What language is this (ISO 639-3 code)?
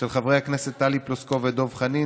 heb